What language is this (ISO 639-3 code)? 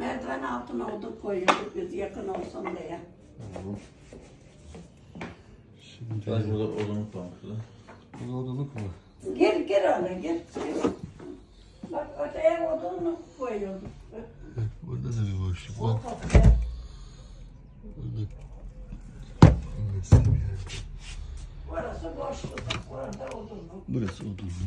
tur